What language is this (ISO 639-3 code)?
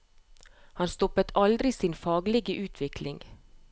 nor